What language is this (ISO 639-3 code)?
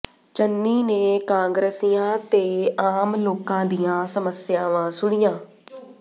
pan